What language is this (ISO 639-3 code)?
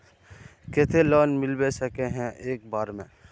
mag